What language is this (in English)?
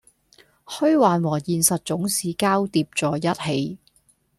Cantonese